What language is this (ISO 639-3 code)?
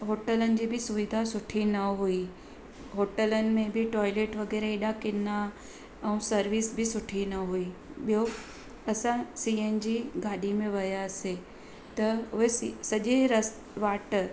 snd